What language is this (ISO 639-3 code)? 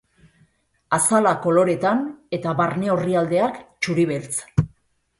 eus